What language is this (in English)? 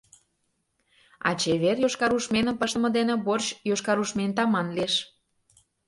Mari